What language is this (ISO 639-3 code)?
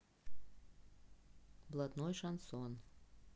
rus